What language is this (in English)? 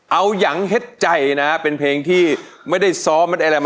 Thai